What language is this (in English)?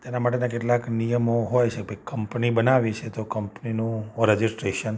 Gujarati